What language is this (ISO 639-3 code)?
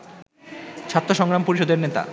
ben